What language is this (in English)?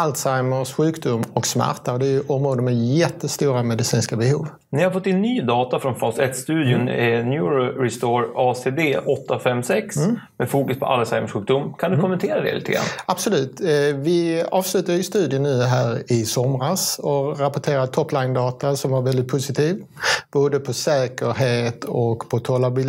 Swedish